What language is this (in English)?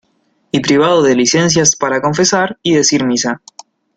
Spanish